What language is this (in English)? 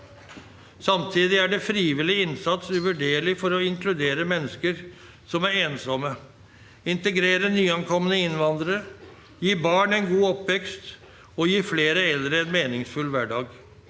Norwegian